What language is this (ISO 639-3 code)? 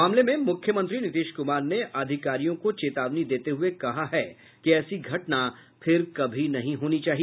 hin